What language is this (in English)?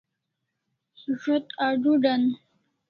Kalasha